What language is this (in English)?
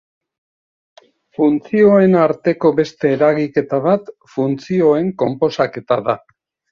Basque